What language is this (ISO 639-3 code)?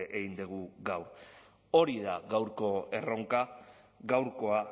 eus